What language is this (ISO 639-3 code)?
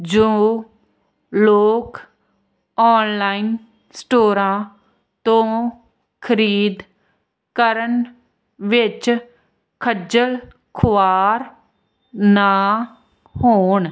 pan